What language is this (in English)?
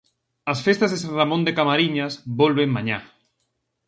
Galician